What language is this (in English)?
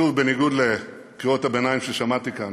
Hebrew